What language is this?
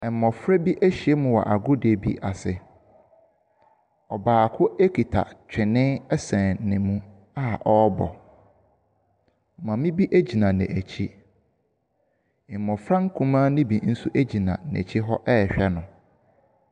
Akan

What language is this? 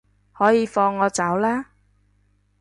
Cantonese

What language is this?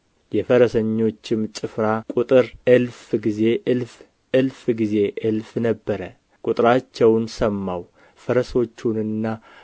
Amharic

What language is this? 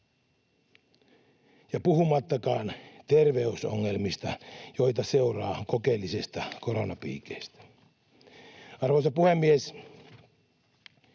Finnish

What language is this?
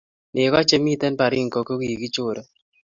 Kalenjin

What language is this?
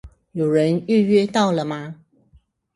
Chinese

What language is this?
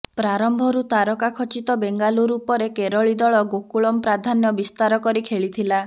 Odia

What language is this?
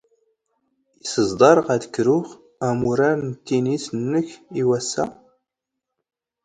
Standard Moroccan Tamazight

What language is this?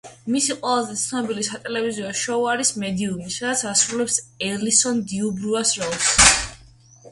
Georgian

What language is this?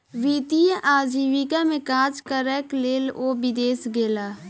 Maithili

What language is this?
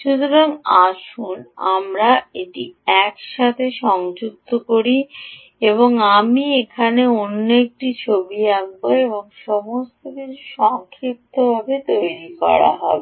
Bangla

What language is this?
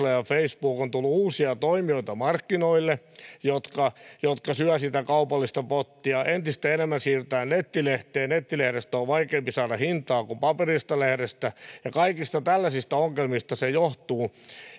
Finnish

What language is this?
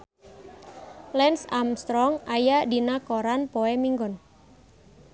Sundanese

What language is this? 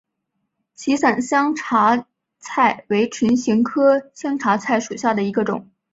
Chinese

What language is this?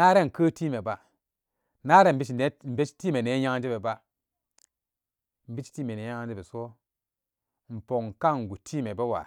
Samba Daka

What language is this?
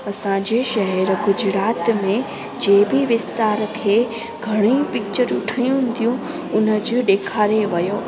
Sindhi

